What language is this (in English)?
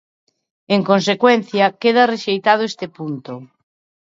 Galician